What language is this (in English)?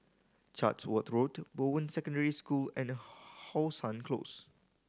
English